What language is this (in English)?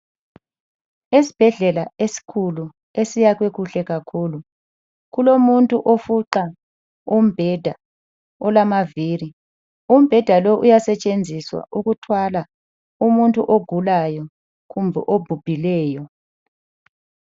North Ndebele